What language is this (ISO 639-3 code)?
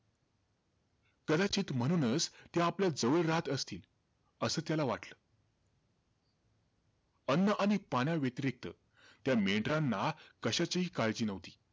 mar